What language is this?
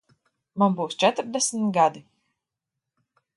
Latvian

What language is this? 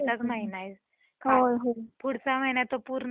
Marathi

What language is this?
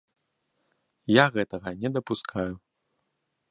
Belarusian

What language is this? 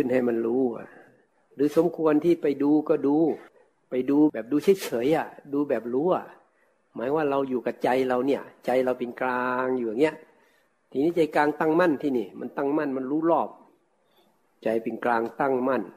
Thai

